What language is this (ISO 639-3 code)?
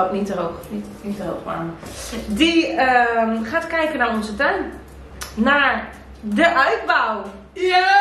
nld